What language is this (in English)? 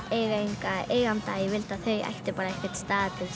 Icelandic